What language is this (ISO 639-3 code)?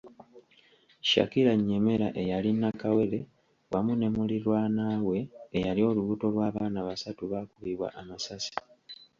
lug